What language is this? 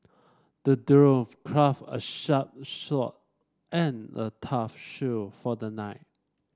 English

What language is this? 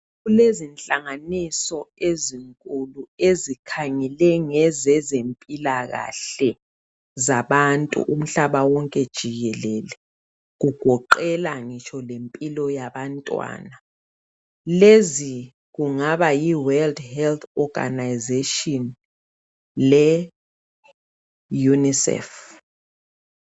North Ndebele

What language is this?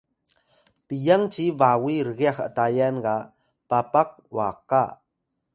Atayal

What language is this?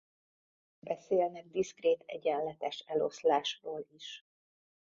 Hungarian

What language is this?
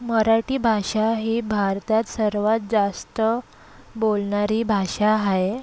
Marathi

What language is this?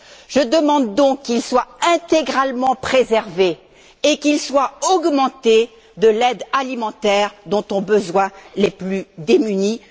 French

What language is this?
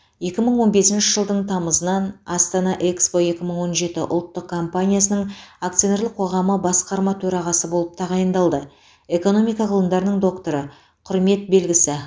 Kazakh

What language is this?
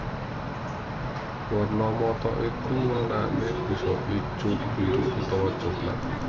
Javanese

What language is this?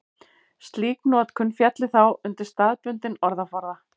Icelandic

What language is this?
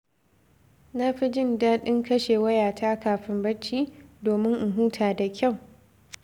Hausa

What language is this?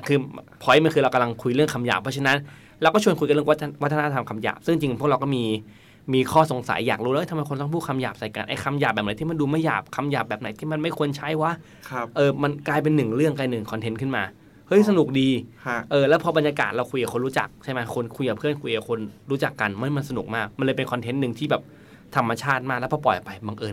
Thai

